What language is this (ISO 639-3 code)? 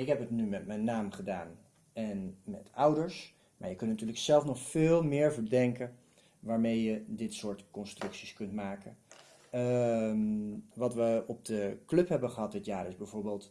nld